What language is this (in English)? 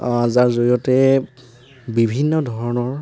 Assamese